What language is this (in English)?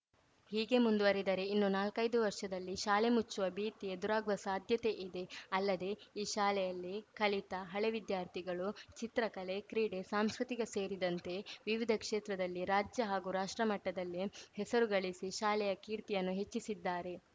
Kannada